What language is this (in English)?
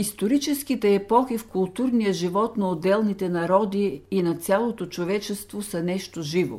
Bulgarian